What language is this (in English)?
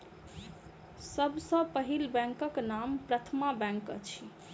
Maithili